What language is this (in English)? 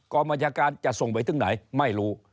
Thai